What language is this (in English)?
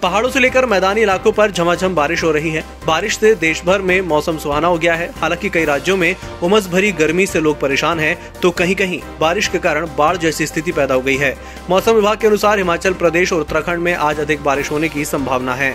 Hindi